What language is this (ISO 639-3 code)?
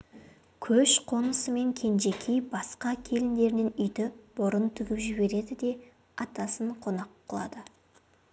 kaz